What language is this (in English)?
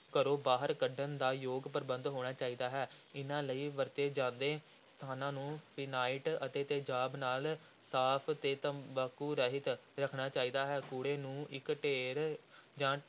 Punjabi